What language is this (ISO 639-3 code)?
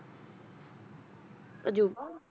pan